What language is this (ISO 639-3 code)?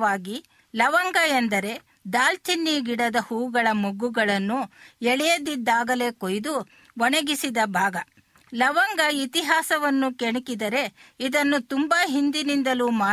kan